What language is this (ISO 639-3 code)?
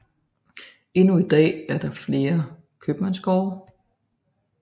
dan